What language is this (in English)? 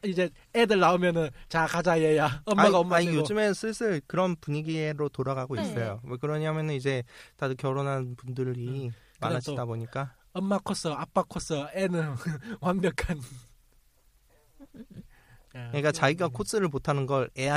Korean